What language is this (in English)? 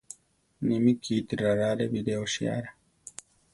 Central Tarahumara